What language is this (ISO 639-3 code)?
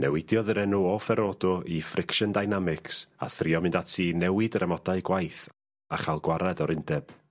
cym